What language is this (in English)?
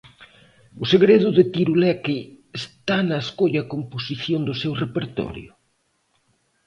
Galician